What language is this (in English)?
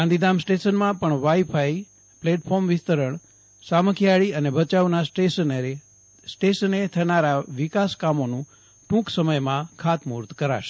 Gujarati